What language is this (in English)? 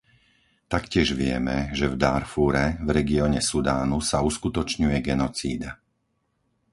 Slovak